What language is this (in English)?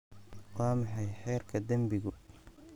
Somali